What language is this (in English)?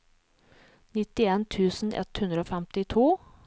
Norwegian